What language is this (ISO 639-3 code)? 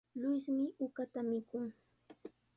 qws